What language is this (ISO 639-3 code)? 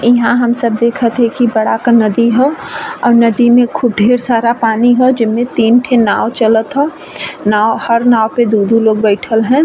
bho